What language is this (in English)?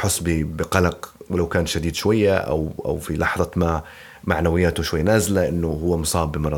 Arabic